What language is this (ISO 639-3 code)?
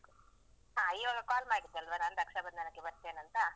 kan